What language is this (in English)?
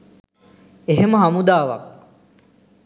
Sinhala